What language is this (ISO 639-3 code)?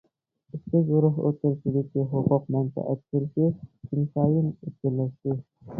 uig